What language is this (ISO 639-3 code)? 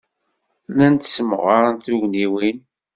kab